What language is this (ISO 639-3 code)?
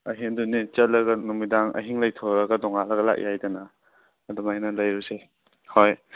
mni